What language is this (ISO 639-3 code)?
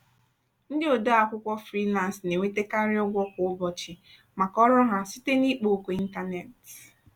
ibo